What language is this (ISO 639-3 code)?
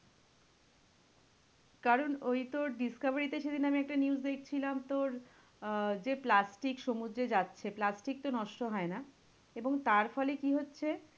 ben